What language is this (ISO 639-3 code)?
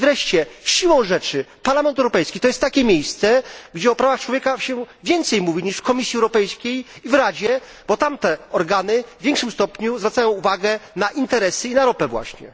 pol